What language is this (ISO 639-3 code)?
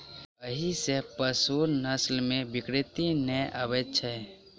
mai